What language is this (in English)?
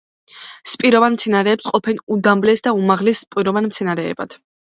Georgian